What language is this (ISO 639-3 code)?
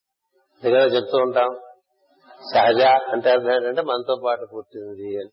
tel